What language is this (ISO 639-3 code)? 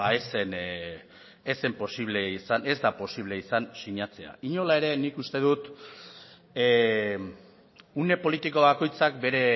eus